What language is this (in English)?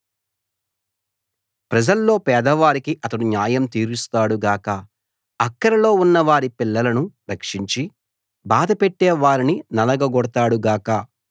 Telugu